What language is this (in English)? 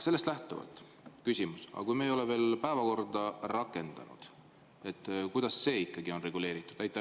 Estonian